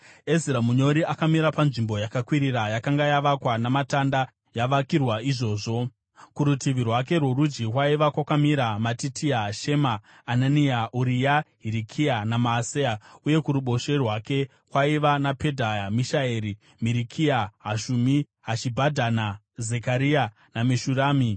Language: Shona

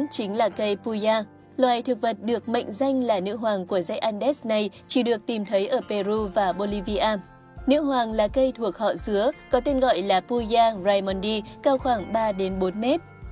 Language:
Vietnamese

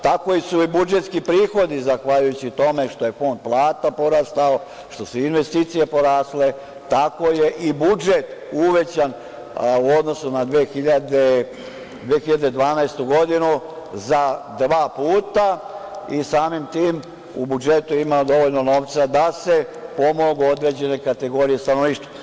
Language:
Serbian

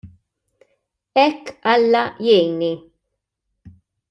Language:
Maltese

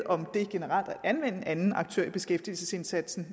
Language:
Danish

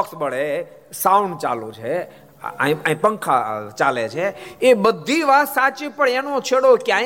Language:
Gujarati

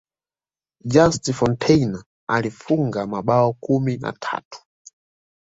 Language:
Swahili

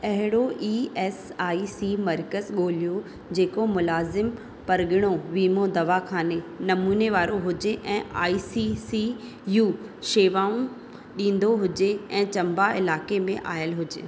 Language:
Sindhi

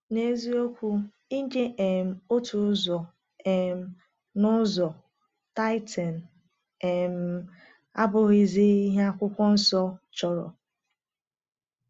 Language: Igbo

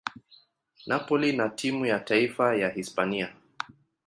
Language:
Swahili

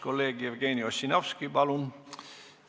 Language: Estonian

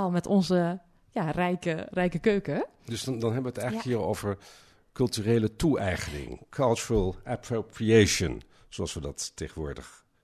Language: Dutch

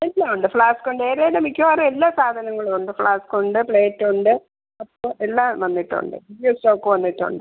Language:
Malayalam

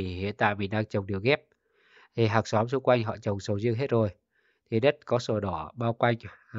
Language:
Vietnamese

